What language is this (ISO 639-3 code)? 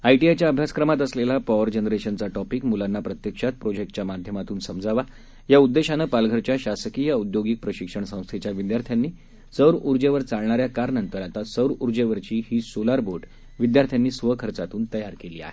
mar